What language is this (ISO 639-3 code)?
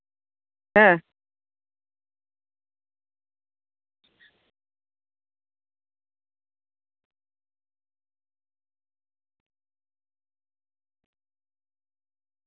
sat